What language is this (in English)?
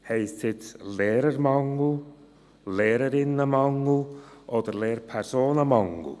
Swiss German